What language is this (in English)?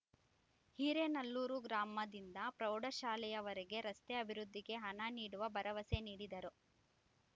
Kannada